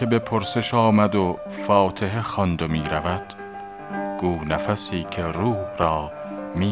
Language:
Persian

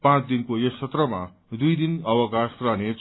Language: Nepali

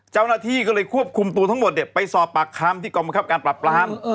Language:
Thai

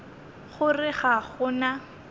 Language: Northern Sotho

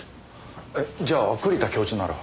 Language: Japanese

